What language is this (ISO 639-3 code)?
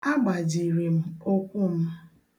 ibo